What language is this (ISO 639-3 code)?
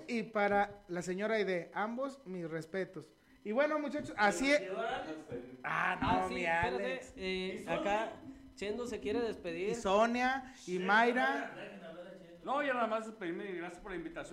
spa